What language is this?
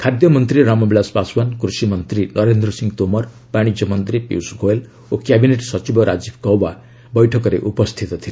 Odia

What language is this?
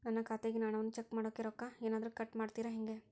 Kannada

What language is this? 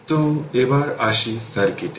Bangla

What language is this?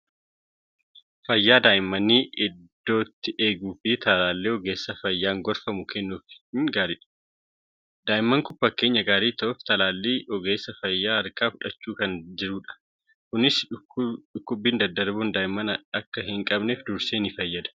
Oromo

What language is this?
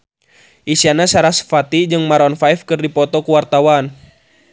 Sundanese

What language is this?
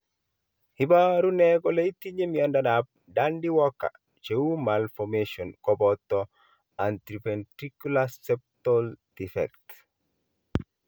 Kalenjin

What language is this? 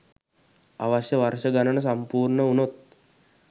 Sinhala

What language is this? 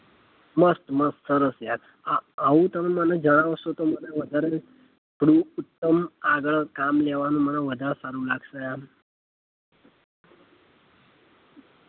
Gujarati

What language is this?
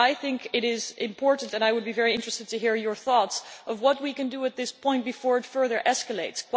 English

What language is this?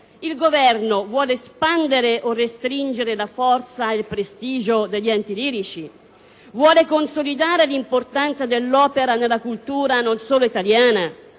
Italian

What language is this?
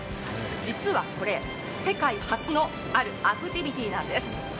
Japanese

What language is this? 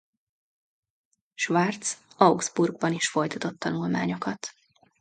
Hungarian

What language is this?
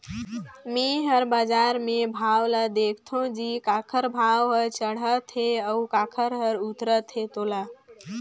Chhattisgarhi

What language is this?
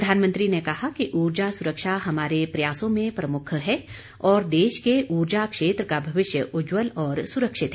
Hindi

